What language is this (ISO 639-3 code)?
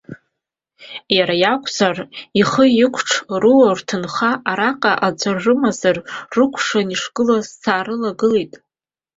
abk